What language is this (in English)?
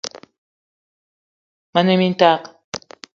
Eton (Cameroon)